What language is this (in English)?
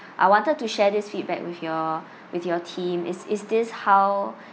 English